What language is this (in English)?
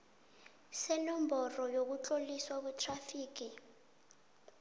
South Ndebele